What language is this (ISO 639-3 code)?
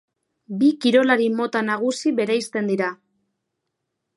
eus